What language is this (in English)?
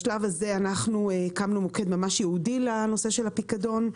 Hebrew